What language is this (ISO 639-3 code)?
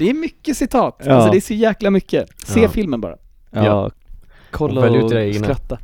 swe